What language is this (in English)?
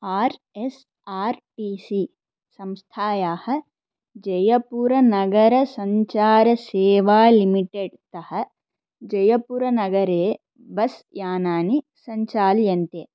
Sanskrit